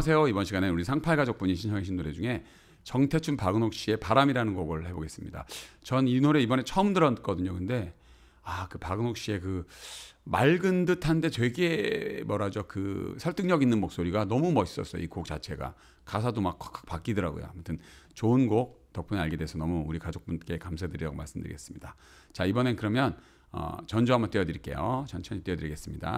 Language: Korean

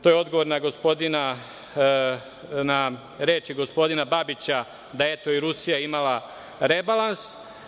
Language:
Serbian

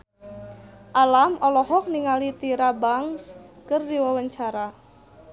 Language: Sundanese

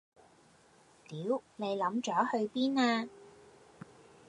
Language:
Cantonese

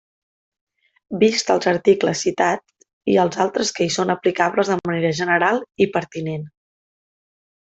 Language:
Catalan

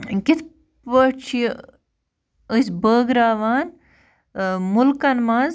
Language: Kashmiri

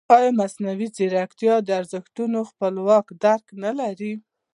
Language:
Pashto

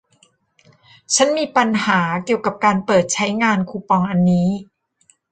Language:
Thai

